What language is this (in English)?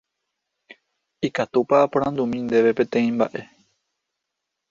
Guarani